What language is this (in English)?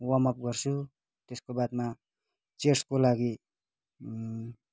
Nepali